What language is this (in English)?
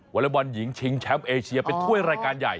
Thai